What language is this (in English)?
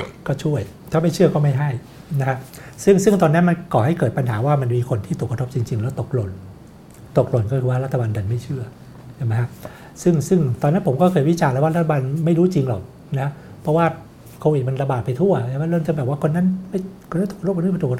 Thai